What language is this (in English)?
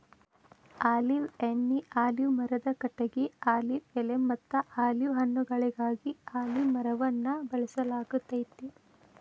Kannada